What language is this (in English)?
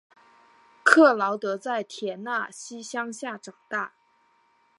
Chinese